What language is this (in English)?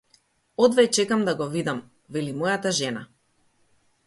Macedonian